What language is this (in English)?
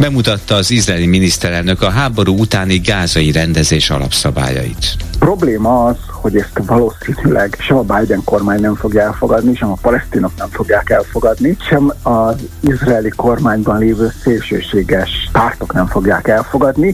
Hungarian